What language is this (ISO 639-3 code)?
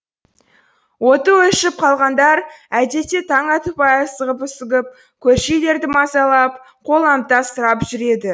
kaz